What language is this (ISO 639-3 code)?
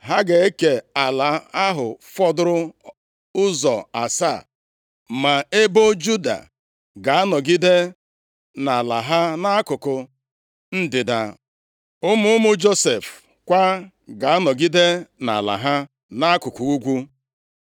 ibo